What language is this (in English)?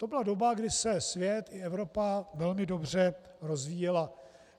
Czech